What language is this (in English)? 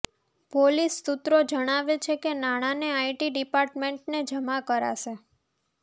Gujarati